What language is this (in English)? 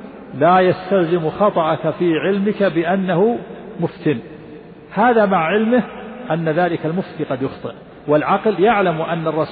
Arabic